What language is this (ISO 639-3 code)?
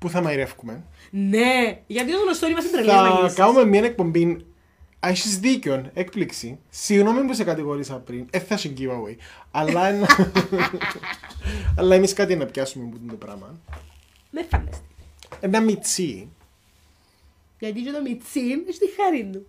ell